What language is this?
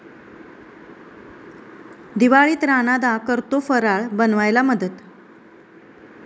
Marathi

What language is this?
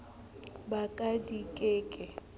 Southern Sotho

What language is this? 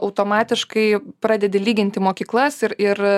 Lithuanian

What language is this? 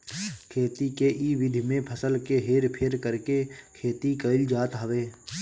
Bhojpuri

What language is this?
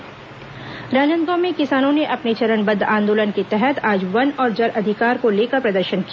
Hindi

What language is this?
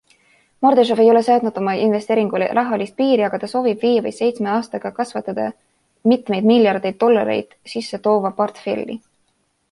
Estonian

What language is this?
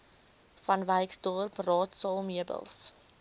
Afrikaans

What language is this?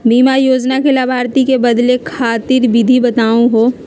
Magahi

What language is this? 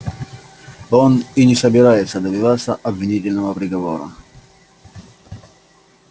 Russian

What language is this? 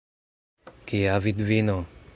Esperanto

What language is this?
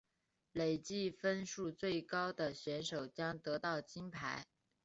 Chinese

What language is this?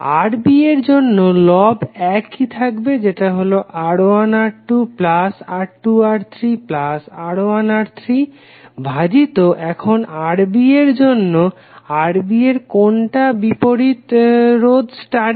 Bangla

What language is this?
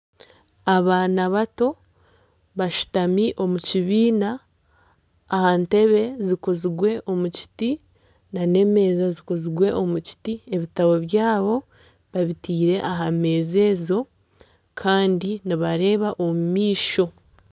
Nyankole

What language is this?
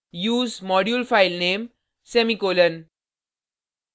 Hindi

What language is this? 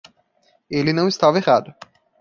Portuguese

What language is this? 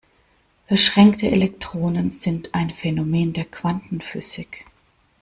German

